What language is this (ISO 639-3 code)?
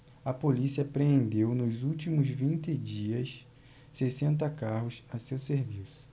por